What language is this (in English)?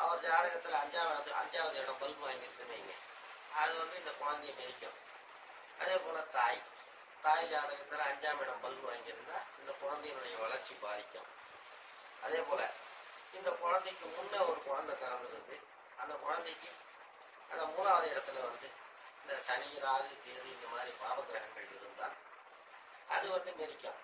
Tamil